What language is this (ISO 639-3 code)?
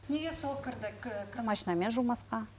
kaz